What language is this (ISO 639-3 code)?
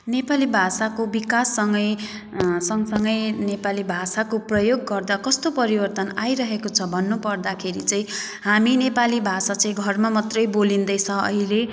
nep